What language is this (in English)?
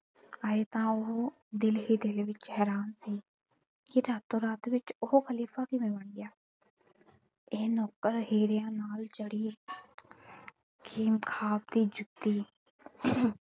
Punjabi